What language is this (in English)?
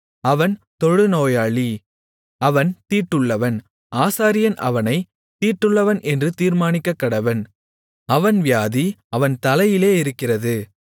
Tamil